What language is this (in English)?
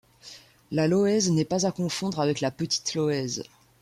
French